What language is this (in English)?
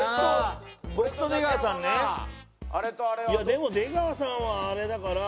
Japanese